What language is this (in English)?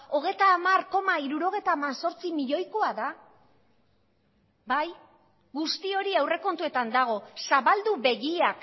Basque